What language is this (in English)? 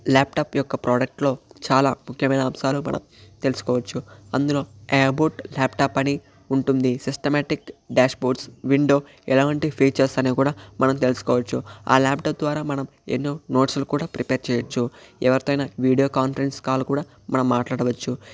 Telugu